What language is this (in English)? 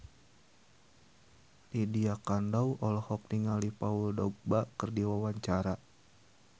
Sundanese